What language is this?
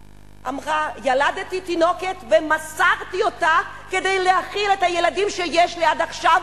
Hebrew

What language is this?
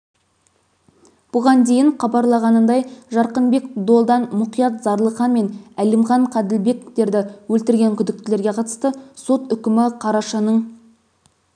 Kazakh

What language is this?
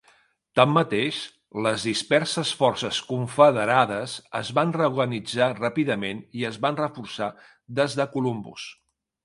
Catalan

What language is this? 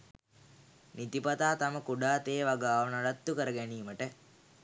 Sinhala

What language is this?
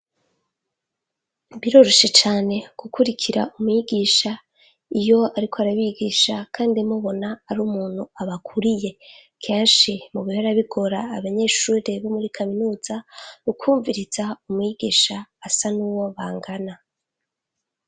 Rundi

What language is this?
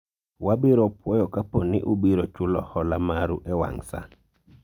Luo (Kenya and Tanzania)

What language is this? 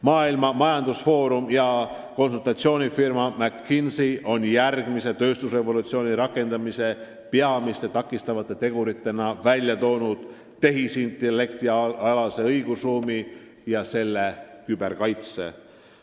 Estonian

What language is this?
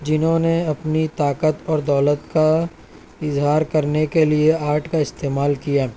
Urdu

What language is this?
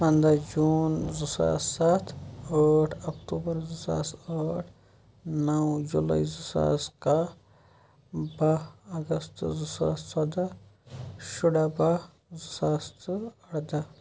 Kashmiri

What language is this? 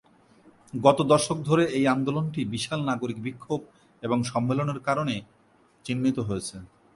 Bangla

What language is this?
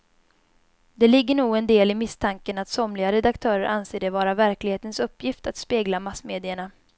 Swedish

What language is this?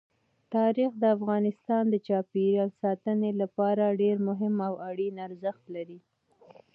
Pashto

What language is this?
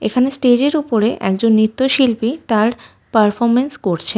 Bangla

